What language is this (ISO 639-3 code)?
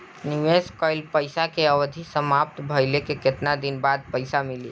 bho